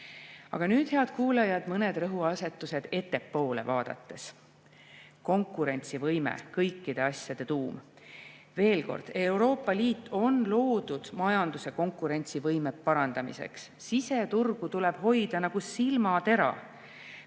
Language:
Estonian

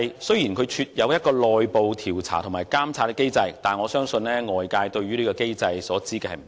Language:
Cantonese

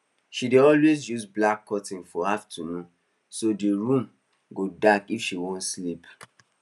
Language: Nigerian Pidgin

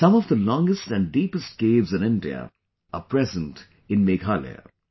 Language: English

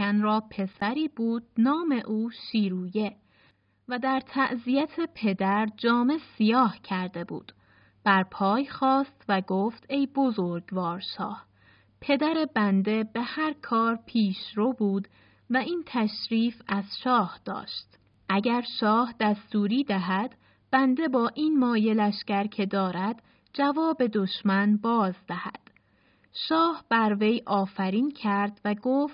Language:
Persian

